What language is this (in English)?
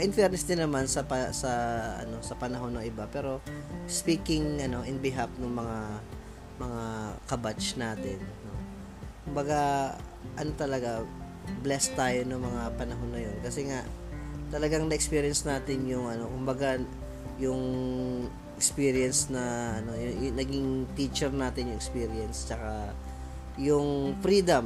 Filipino